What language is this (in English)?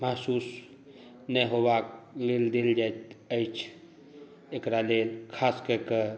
Maithili